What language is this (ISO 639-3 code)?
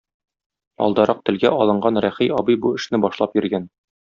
tat